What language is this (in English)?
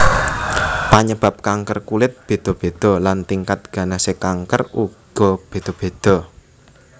Javanese